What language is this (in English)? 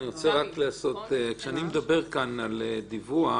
Hebrew